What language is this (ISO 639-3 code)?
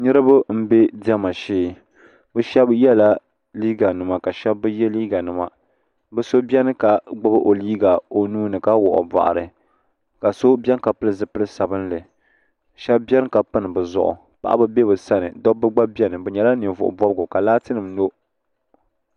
dag